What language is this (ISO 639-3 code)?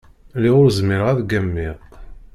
kab